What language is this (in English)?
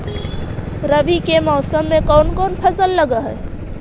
Magahi